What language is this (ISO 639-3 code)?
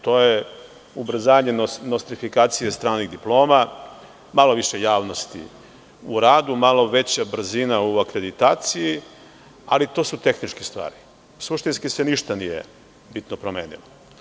srp